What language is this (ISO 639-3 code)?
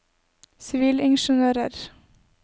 nor